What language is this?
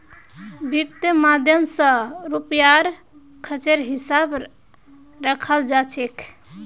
Magahi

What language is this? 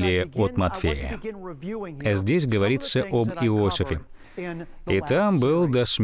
Russian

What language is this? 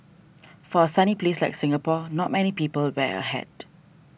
English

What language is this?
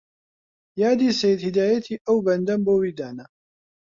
Central Kurdish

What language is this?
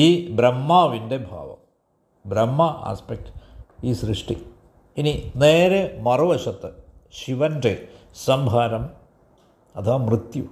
Malayalam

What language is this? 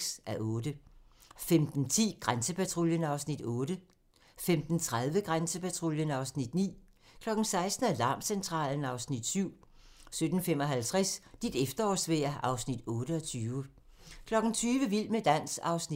Danish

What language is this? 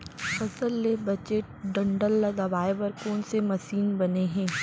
Chhattisgarhi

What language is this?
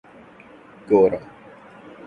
Urdu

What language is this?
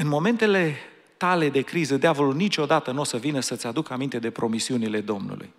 Romanian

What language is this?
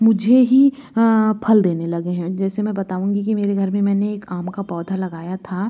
Hindi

